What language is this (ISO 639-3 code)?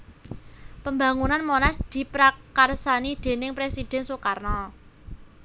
jav